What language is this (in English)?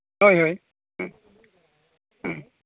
Santali